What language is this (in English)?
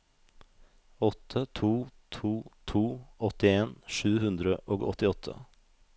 Norwegian